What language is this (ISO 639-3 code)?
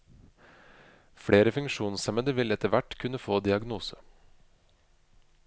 nor